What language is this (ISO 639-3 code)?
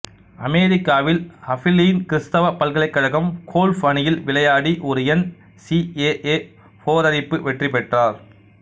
tam